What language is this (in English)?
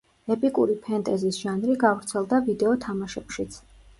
Georgian